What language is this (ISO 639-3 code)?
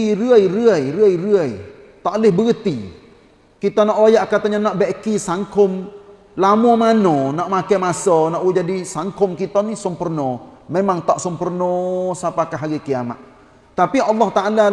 msa